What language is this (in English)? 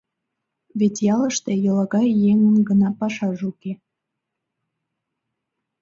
Mari